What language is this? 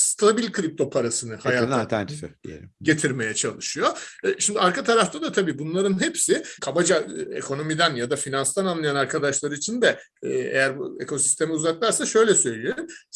Turkish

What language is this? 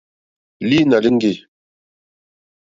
Mokpwe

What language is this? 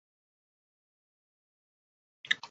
Swahili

